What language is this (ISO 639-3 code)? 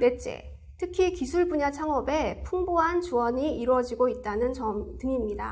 kor